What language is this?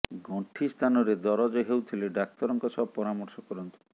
Odia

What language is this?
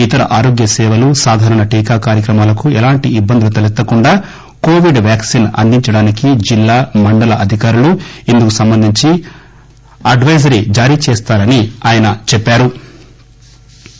Telugu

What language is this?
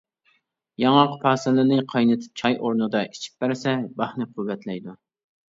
Uyghur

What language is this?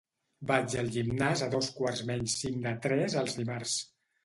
Catalan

